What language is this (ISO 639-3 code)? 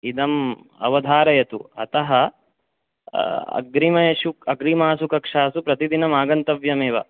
san